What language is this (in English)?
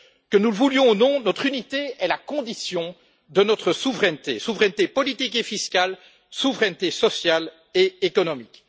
French